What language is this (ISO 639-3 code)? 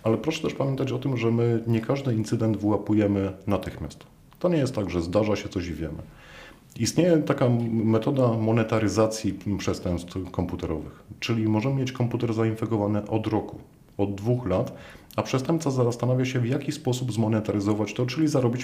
pol